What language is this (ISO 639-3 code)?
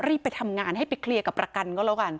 tha